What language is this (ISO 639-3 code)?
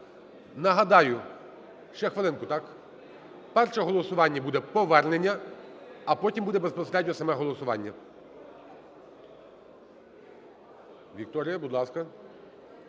ukr